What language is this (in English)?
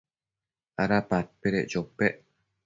Matsés